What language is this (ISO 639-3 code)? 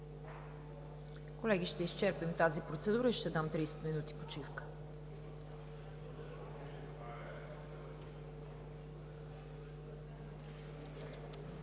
bul